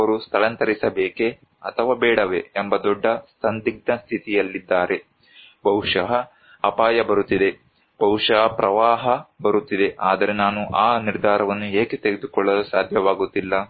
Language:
Kannada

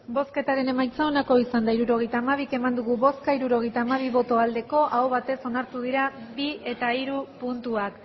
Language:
Basque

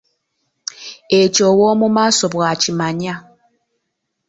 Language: Ganda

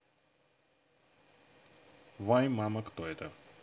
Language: Russian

